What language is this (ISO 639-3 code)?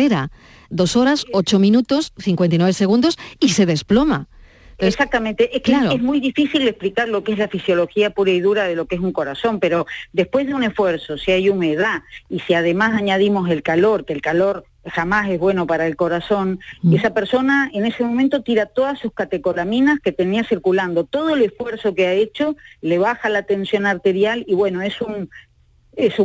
spa